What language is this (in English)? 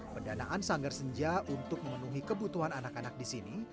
Indonesian